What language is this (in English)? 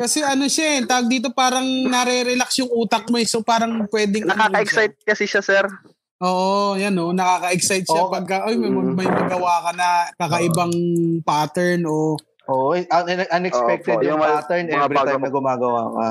Filipino